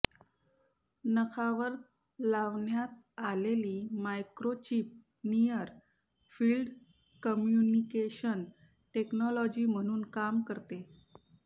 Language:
Marathi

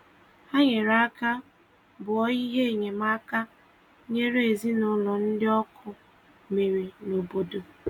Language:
Igbo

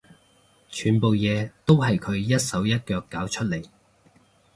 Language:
Cantonese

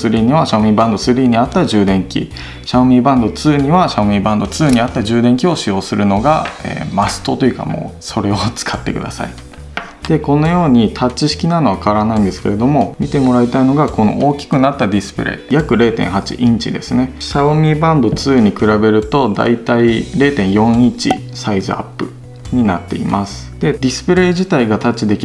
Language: Japanese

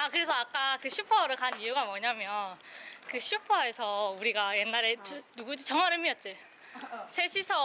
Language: Korean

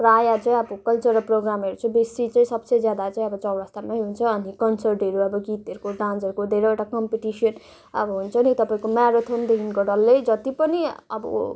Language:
Nepali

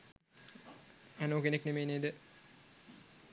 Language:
Sinhala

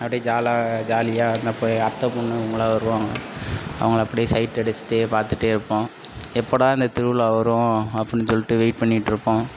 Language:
Tamil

